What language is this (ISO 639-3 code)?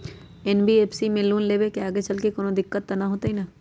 mag